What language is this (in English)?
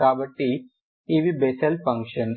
Telugu